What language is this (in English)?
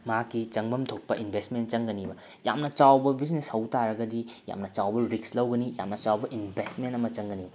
Manipuri